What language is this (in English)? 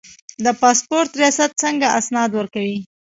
Pashto